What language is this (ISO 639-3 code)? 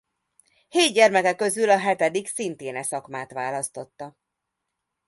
hun